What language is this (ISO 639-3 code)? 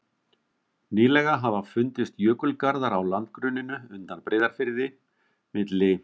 isl